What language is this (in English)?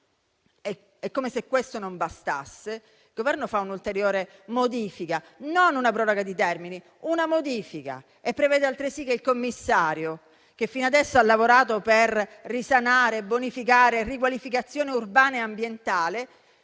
Italian